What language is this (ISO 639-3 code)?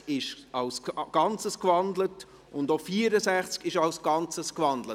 gsw